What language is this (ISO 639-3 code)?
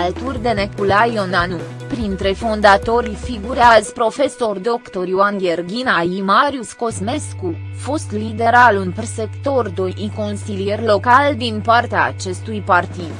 ron